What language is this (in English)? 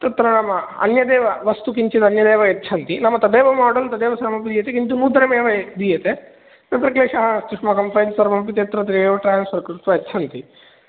Sanskrit